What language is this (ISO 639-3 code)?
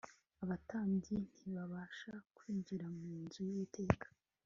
kin